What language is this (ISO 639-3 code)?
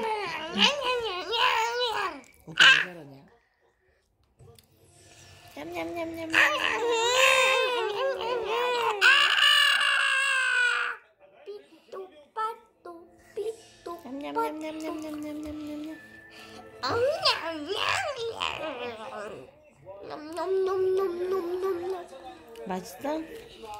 kor